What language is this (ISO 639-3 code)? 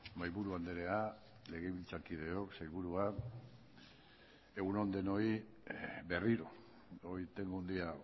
eus